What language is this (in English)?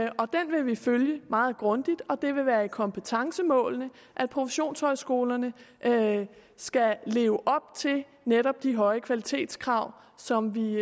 Danish